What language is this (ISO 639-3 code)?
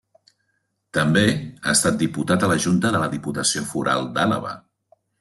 cat